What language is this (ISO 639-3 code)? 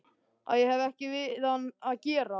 isl